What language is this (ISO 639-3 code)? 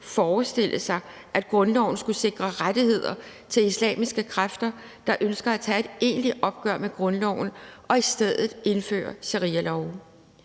dan